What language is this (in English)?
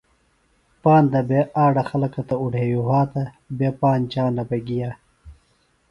Phalura